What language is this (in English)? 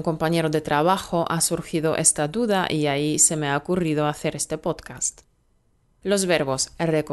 Spanish